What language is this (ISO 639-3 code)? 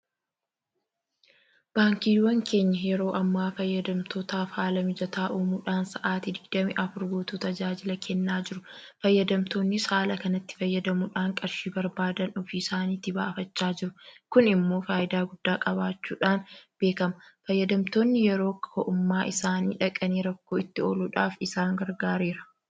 orm